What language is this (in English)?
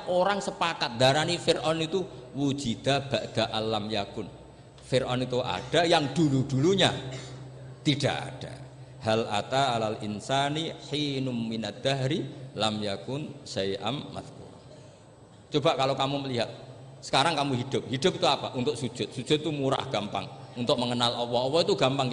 Indonesian